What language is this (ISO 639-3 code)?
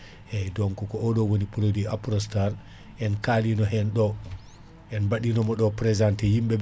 ful